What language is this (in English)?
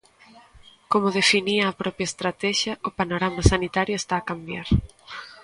Galician